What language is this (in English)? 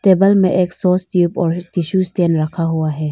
Hindi